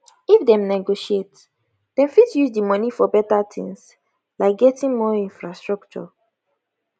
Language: Nigerian Pidgin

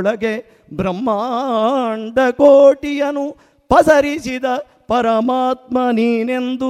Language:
Kannada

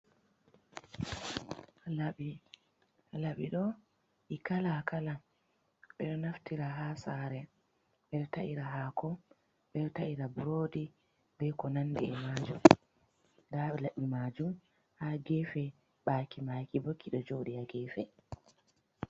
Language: Fula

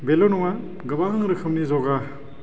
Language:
Bodo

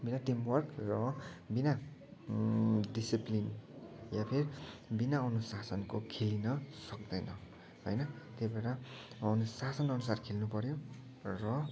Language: Nepali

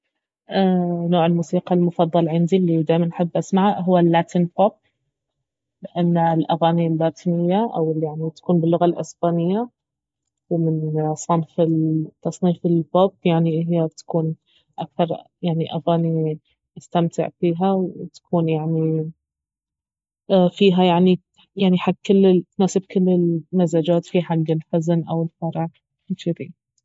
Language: Baharna Arabic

